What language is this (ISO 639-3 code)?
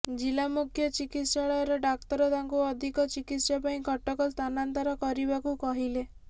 ori